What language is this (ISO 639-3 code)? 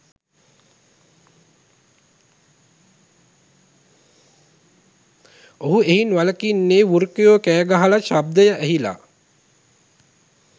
sin